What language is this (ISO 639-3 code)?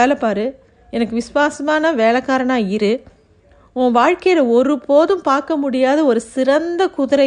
tam